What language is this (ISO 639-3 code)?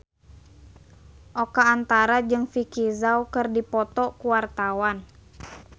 sun